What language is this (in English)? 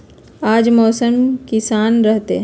Magahi